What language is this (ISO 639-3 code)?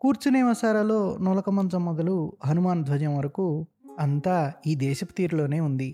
tel